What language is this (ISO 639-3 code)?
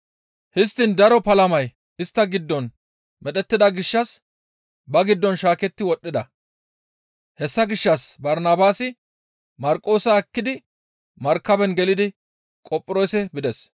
gmv